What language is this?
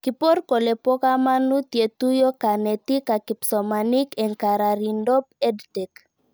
Kalenjin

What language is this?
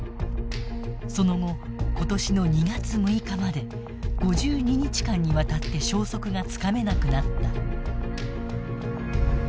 Japanese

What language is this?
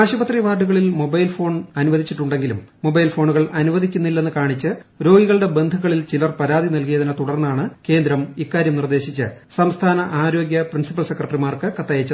Malayalam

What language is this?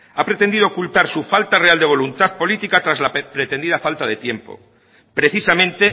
Spanish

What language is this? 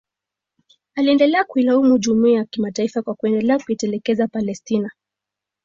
Swahili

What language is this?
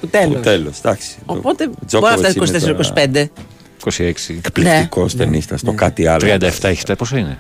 Greek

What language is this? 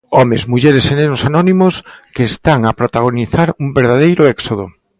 Galician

